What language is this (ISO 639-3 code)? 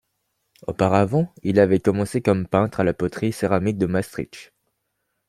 fra